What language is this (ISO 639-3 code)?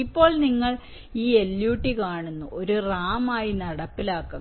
mal